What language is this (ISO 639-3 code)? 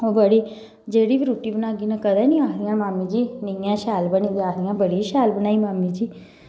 doi